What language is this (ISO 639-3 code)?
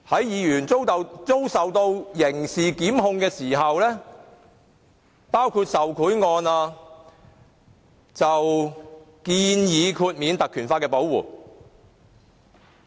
yue